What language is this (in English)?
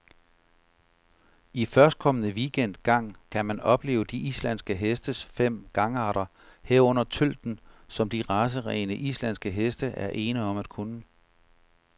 Danish